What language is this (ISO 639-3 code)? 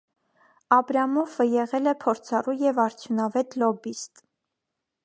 hye